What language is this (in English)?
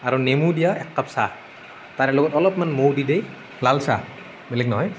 Assamese